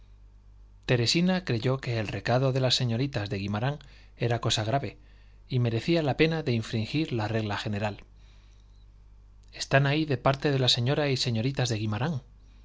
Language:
Spanish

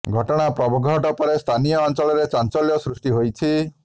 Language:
Odia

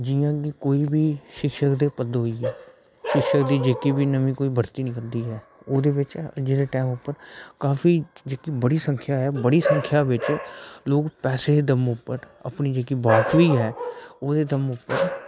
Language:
Dogri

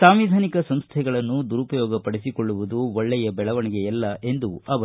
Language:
Kannada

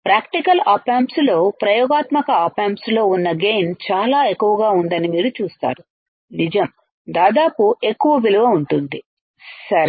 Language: Telugu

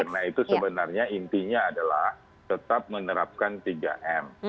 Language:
Indonesian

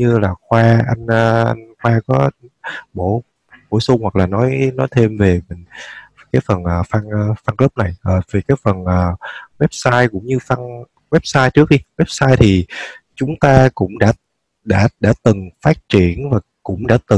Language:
Vietnamese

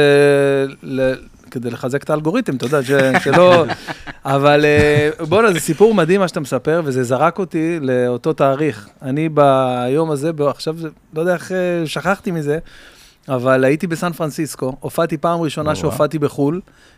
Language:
Hebrew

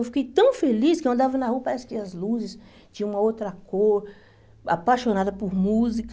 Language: Portuguese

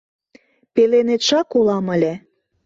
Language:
Mari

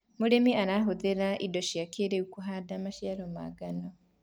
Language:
Kikuyu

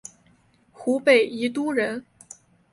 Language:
Chinese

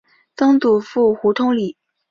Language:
Chinese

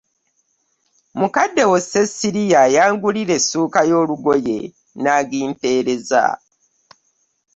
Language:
Ganda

